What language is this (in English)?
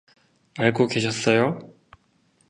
Korean